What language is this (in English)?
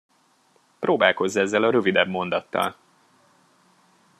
Hungarian